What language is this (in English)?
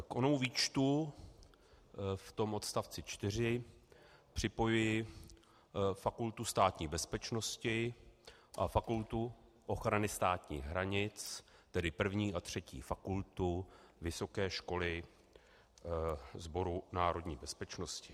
Czech